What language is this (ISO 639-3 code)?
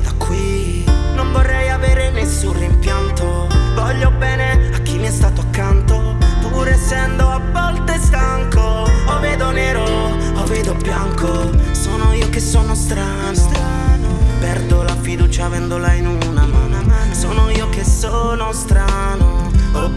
ita